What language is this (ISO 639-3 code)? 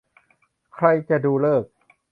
tha